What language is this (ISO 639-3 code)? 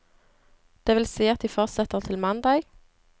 nor